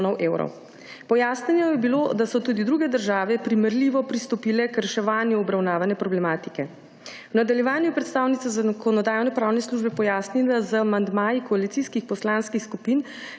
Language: Slovenian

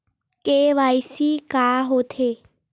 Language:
Chhattisgarhi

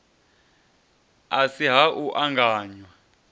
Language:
Venda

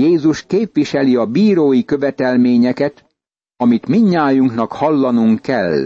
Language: Hungarian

